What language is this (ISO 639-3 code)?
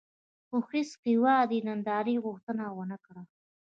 pus